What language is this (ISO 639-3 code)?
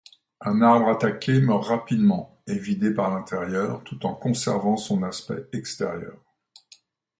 fra